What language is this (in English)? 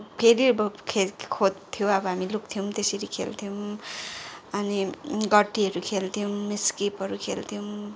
Nepali